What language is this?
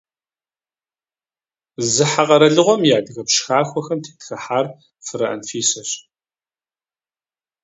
Kabardian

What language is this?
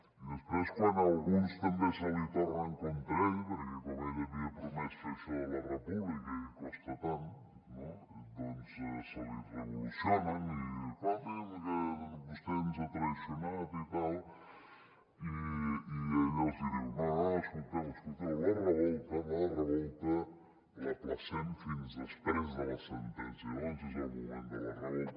Catalan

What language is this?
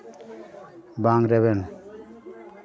Santali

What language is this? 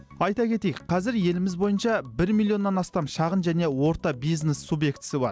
Kazakh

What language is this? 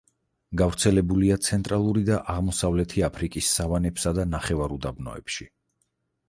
Georgian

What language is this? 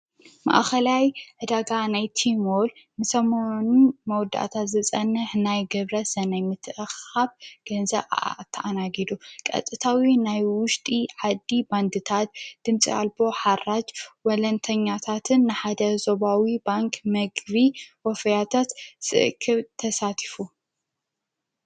Tigrinya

